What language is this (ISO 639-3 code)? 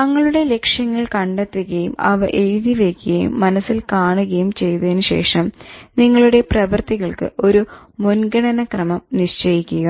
mal